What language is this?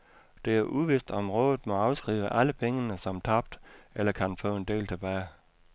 Danish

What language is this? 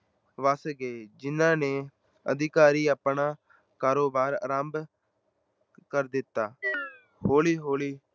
Punjabi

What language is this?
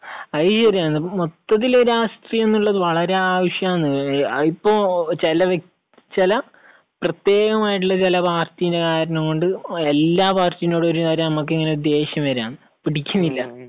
Malayalam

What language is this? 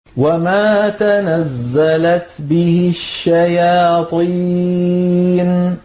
Arabic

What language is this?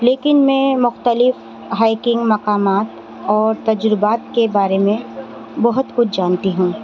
Urdu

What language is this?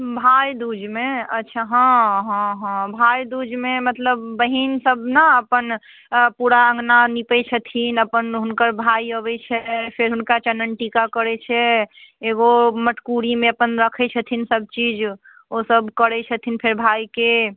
Maithili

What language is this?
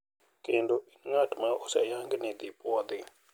Luo (Kenya and Tanzania)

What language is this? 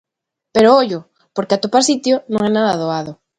Galician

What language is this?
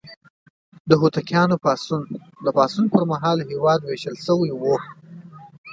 Pashto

